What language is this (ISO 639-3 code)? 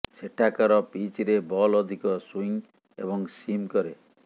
ori